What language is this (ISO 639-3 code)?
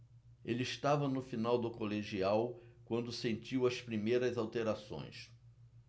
por